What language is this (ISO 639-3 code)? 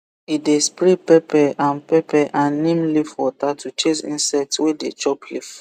pcm